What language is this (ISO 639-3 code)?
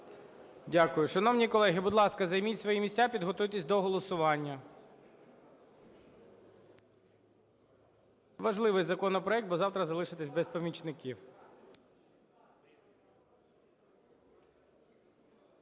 ukr